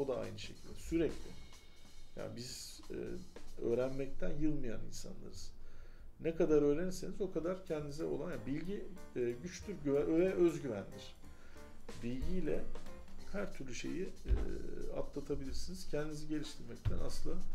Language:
Turkish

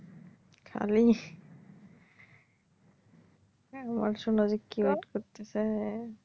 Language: Bangla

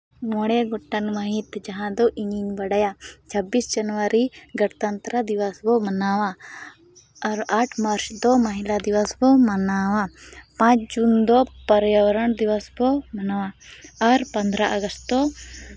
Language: Santali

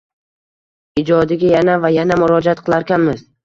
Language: Uzbek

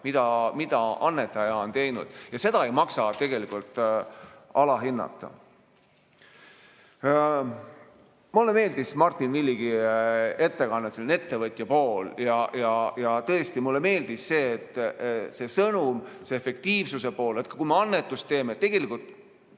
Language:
Estonian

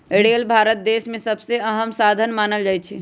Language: Magahi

